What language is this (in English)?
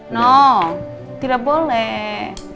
Indonesian